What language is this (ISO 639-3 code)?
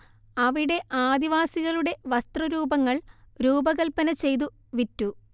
mal